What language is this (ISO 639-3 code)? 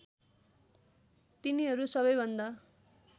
nep